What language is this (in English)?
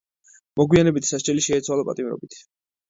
Georgian